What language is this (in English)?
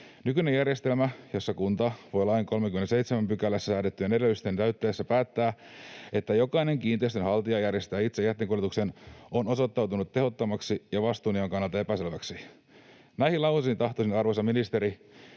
Finnish